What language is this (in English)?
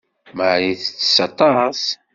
Kabyle